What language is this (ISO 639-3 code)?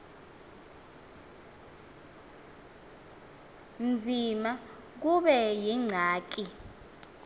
xho